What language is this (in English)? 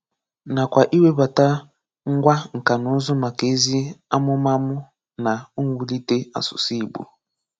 Igbo